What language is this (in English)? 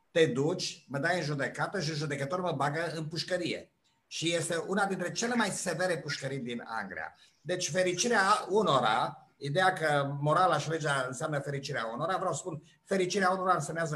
Romanian